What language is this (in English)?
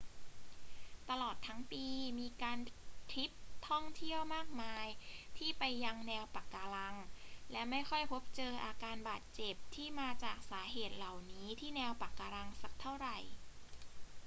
Thai